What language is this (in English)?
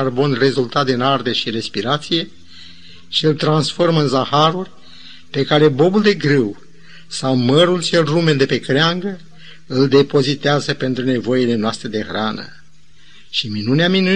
Romanian